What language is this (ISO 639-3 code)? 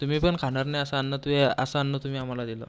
mar